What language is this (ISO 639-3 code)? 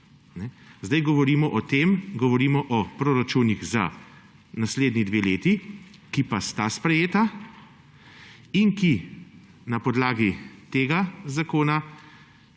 slv